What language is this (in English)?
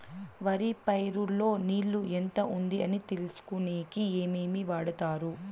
Telugu